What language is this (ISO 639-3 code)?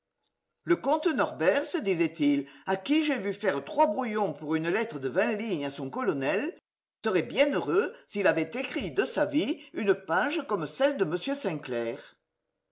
fra